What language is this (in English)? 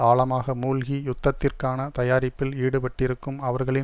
Tamil